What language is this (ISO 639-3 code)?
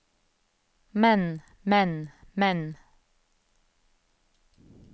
nor